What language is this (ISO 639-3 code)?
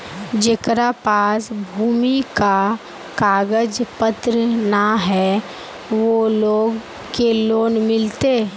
mag